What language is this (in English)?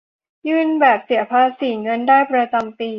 Thai